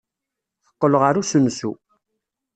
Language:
Kabyle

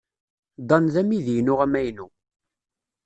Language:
Kabyle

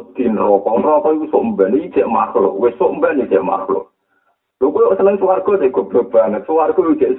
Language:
Malay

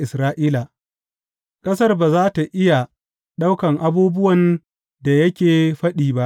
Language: Hausa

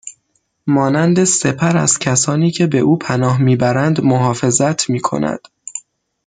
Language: Persian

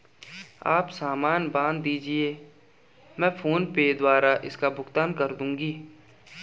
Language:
Hindi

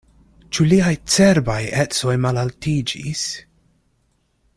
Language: Esperanto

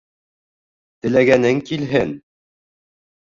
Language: Bashkir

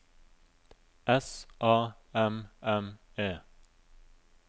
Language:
Norwegian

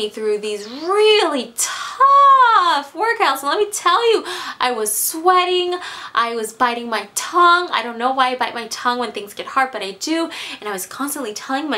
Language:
English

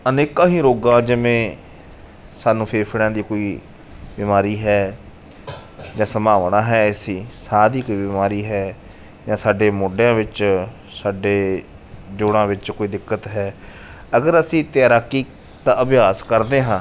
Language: Punjabi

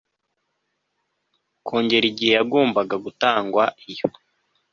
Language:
Kinyarwanda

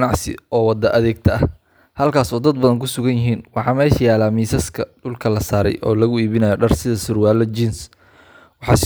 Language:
Somali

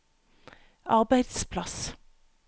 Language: Norwegian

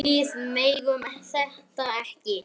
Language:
Icelandic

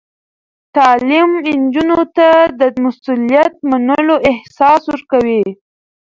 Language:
Pashto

